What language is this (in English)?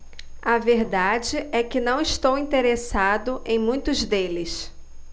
Portuguese